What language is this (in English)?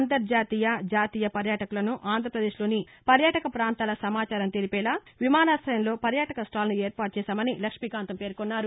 Telugu